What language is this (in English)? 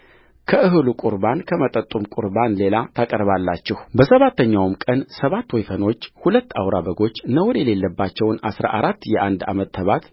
Amharic